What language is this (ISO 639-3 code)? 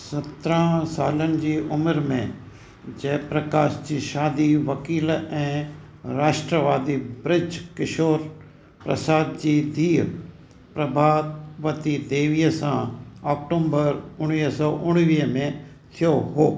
snd